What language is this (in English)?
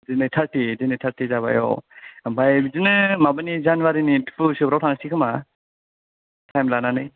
Bodo